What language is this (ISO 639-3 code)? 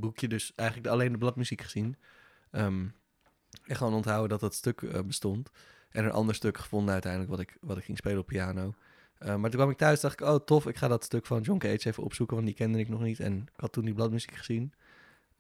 nld